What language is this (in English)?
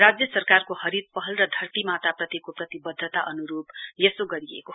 Nepali